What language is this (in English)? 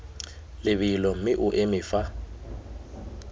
Tswana